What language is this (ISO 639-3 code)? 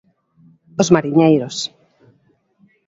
glg